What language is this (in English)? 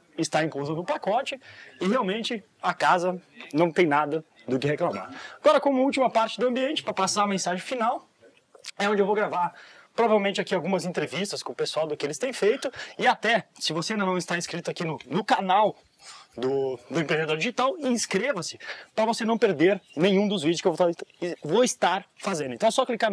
Portuguese